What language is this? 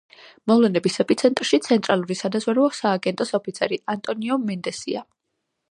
Georgian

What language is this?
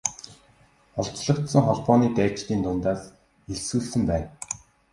Mongolian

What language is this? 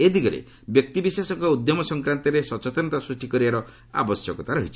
Odia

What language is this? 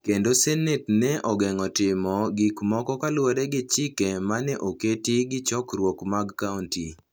Luo (Kenya and Tanzania)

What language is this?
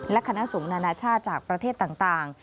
Thai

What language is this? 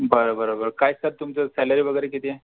Marathi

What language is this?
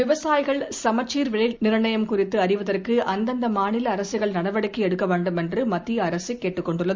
Tamil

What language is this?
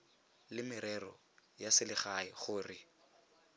Tswana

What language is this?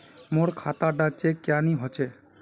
Magahi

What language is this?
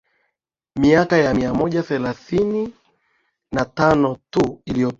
Swahili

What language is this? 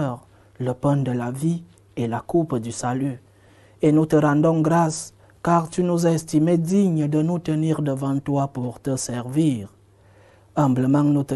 French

